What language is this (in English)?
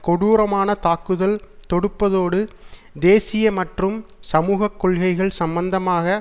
Tamil